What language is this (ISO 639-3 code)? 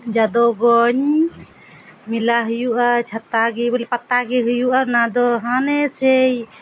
sat